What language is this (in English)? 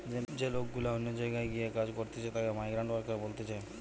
Bangla